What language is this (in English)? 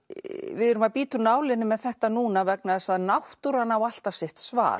Icelandic